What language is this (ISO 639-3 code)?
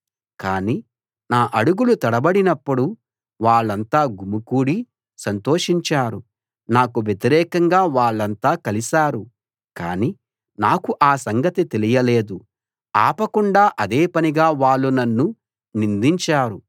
tel